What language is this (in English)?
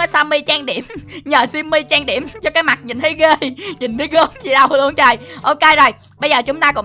Vietnamese